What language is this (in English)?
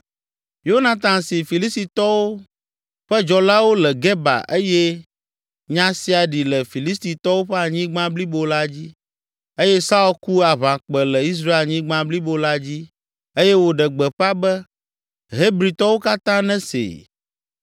Ewe